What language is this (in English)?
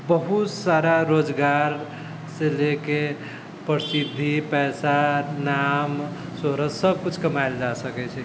Maithili